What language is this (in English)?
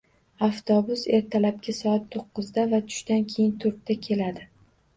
Uzbek